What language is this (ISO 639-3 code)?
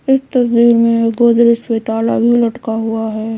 hin